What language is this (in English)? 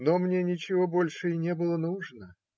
Russian